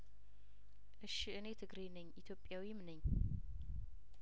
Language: Amharic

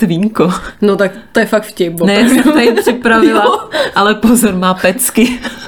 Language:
Czech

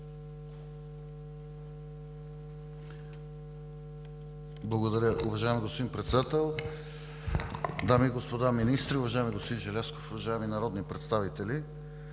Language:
Bulgarian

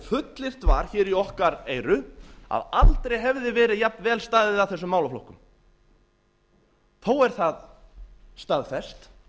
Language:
Icelandic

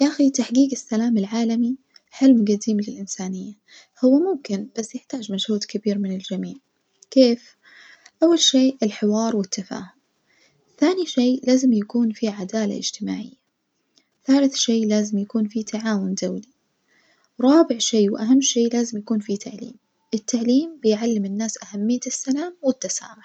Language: Najdi Arabic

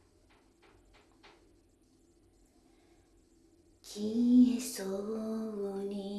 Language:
Japanese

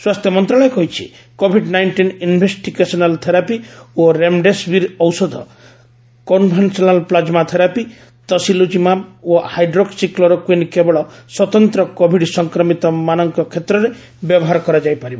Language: Odia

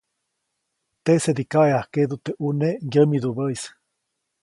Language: Copainalá Zoque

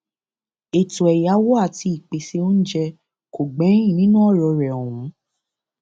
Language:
Yoruba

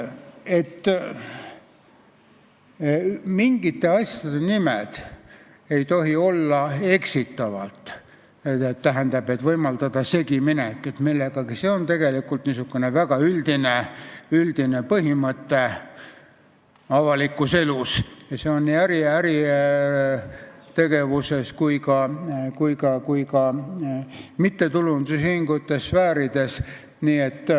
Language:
Estonian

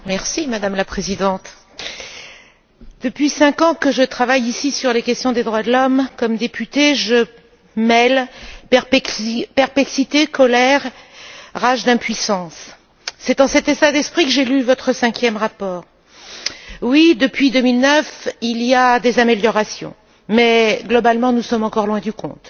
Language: French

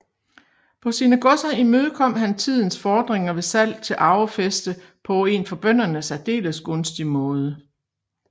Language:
Danish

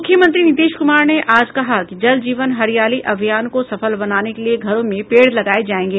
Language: Hindi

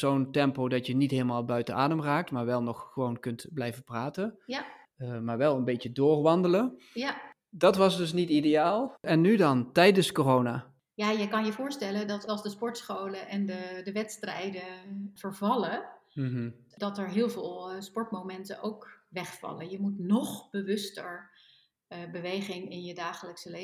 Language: Dutch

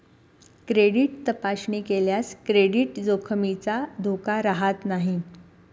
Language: Marathi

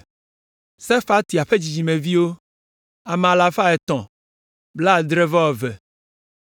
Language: Ewe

